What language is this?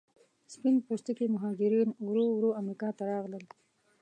Pashto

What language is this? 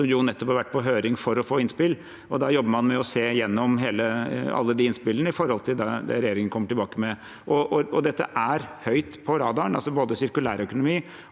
Norwegian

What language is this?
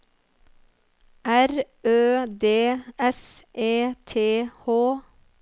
Norwegian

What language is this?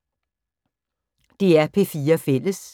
Danish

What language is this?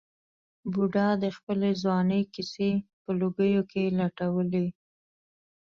Pashto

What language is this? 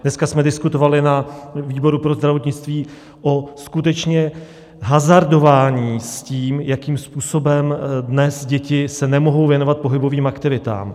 Czech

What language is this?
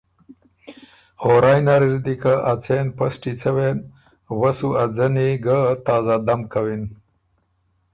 Ormuri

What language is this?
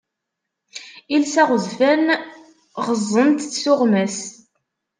Kabyle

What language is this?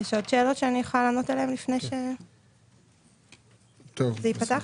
Hebrew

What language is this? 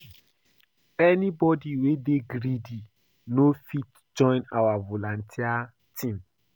Nigerian Pidgin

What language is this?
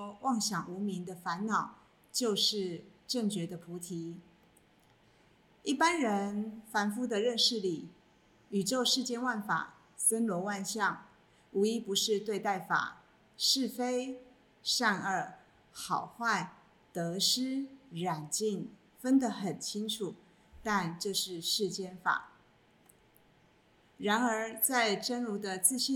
Chinese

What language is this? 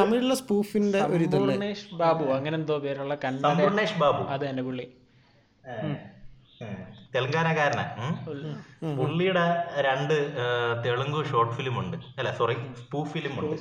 Malayalam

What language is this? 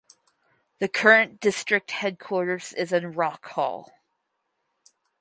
English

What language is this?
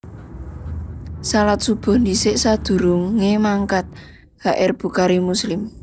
Javanese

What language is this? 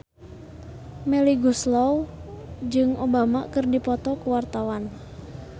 Sundanese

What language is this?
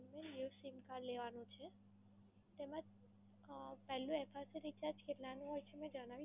Gujarati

